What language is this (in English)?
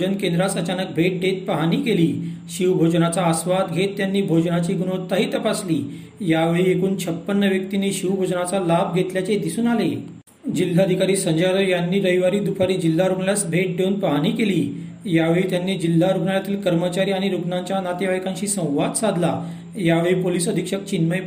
Marathi